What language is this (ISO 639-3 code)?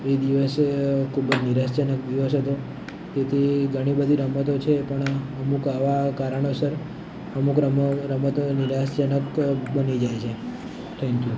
guj